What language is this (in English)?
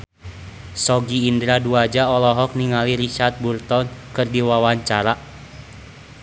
Sundanese